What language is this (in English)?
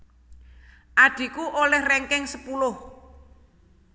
Javanese